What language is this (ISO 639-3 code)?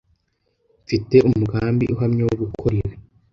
kin